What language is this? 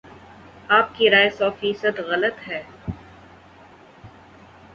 Urdu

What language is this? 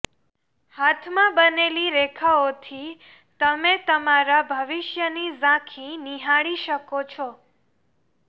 Gujarati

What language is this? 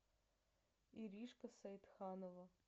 Russian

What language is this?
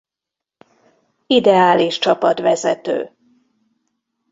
Hungarian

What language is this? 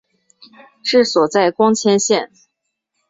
Chinese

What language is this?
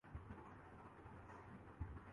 Urdu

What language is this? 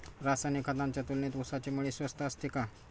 Marathi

